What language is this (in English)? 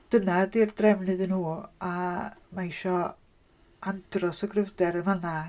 Welsh